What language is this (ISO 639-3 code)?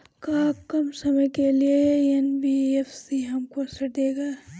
bho